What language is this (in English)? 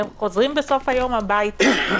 Hebrew